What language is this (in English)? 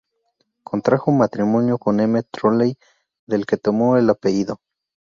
Spanish